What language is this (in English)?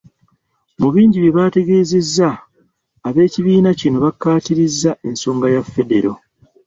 Ganda